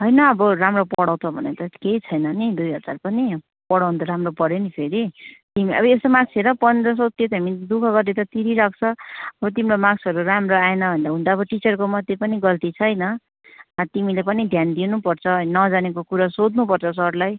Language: Nepali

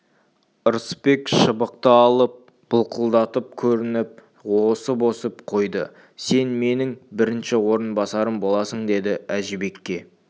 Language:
Kazakh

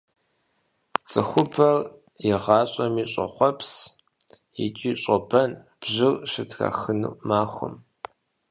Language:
Kabardian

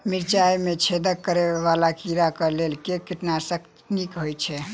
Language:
Maithili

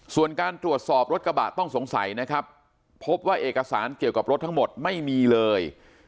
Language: Thai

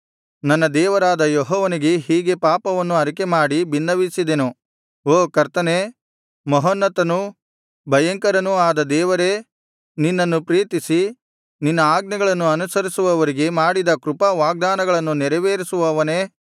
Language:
Kannada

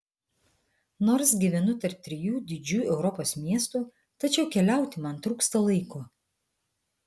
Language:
Lithuanian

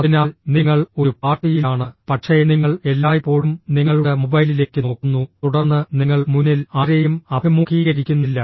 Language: Malayalam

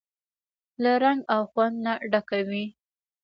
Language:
Pashto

